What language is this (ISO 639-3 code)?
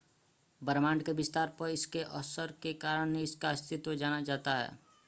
hin